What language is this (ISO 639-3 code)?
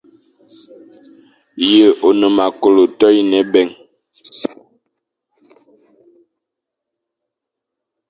fan